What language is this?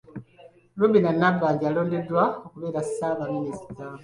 Ganda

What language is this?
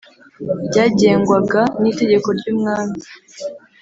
Kinyarwanda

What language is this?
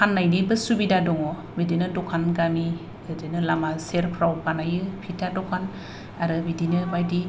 Bodo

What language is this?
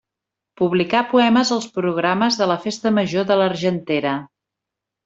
Catalan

